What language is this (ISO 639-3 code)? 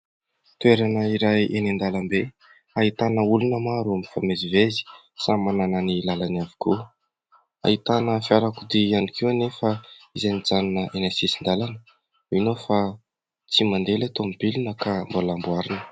mlg